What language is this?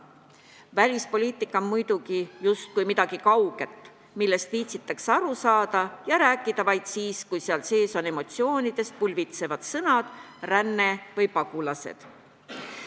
Estonian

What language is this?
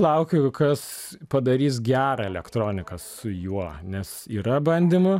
Lithuanian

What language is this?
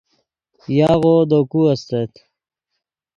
Yidgha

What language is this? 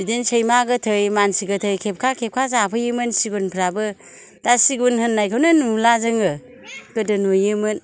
Bodo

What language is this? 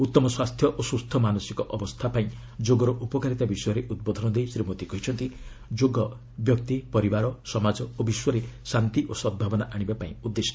Odia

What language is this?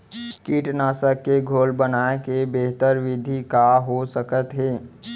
Chhattisgarhi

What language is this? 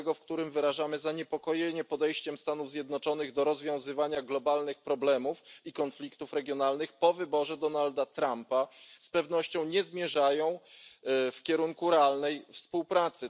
Polish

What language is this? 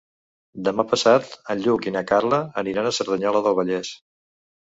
Catalan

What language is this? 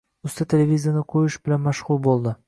Uzbek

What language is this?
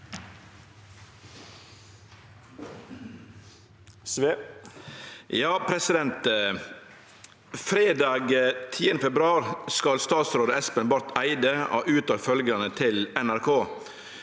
Norwegian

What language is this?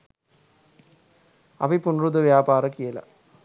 Sinhala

